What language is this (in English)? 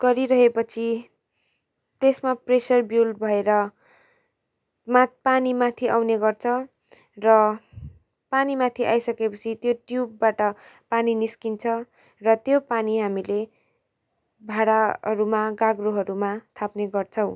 Nepali